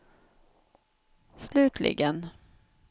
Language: Swedish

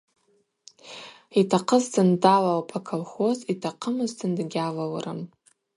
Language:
Abaza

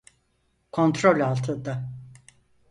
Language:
Turkish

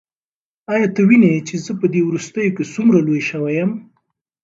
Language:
Pashto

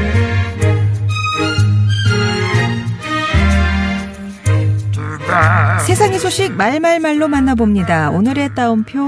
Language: Korean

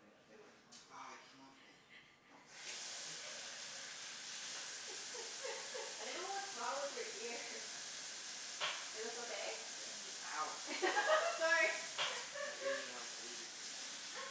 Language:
English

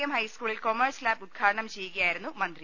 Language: Malayalam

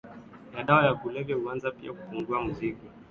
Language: Swahili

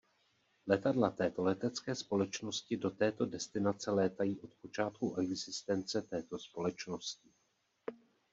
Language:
Czech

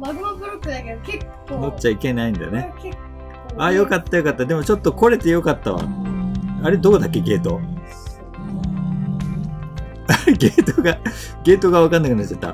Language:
Japanese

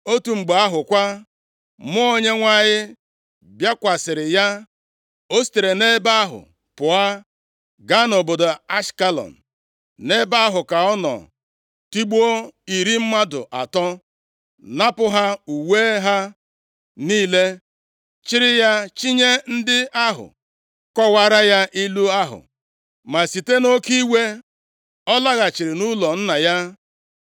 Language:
Igbo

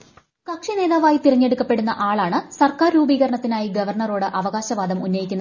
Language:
Malayalam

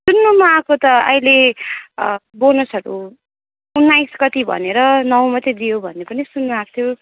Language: Nepali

